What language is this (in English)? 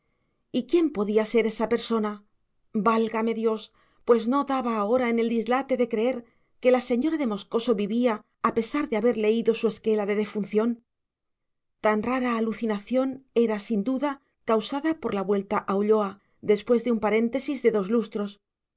Spanish